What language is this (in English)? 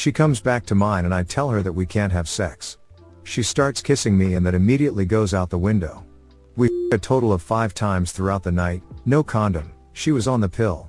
English